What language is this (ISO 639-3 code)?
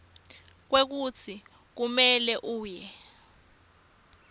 ssw